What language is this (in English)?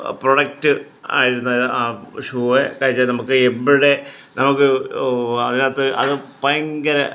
Malayalam